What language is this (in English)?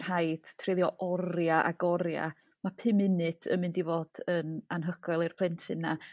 Welsh